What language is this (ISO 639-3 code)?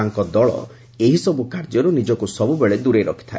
ori